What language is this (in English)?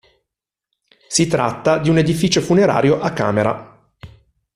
Italian